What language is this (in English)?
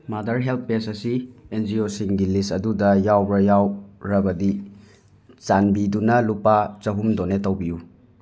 Manipuri